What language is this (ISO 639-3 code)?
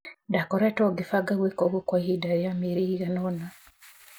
kik